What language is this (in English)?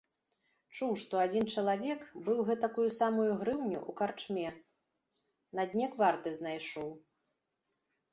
Belarusian